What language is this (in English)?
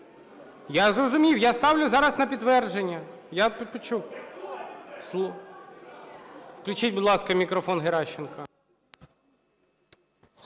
Ukrainian